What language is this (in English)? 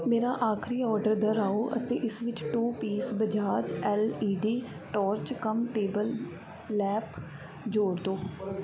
Punjabi